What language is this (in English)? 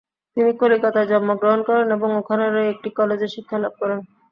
Bangla